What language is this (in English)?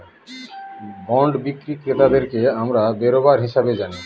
Bangla